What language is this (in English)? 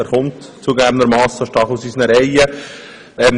Swiss German